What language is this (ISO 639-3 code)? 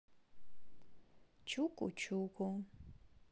rus